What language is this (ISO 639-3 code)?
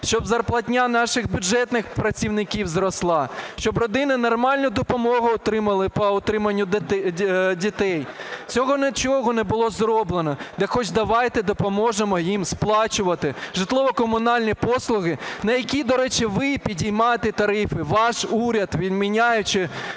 ukr